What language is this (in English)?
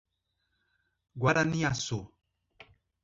Portuguese